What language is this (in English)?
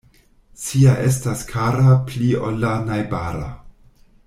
Esperanto